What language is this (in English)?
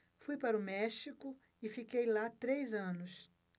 Portuguese